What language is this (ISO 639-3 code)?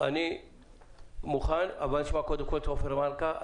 heb